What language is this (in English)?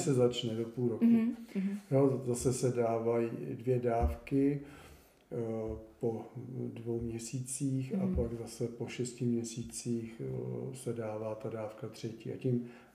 Czech